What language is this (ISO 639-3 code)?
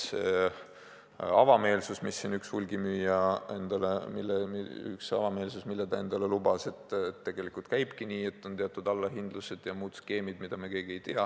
est